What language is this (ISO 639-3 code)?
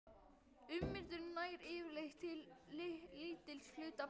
isl